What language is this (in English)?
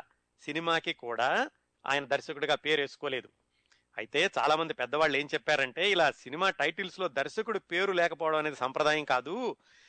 Telugu